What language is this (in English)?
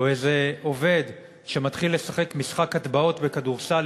Hebrew